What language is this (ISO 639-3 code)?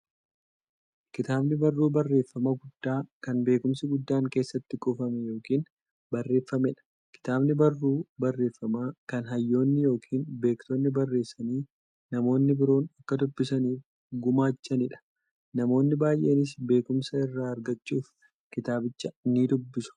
orm